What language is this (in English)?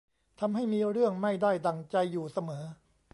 Thai